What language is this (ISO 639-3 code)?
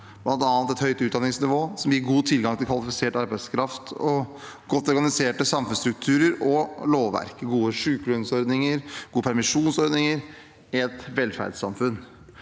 nor